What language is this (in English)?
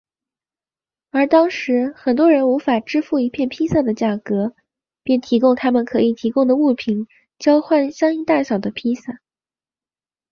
Chinese